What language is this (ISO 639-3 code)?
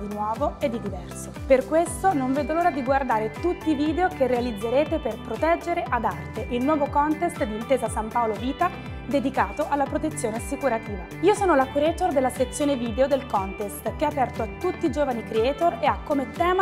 ita